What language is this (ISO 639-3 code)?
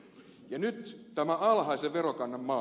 fin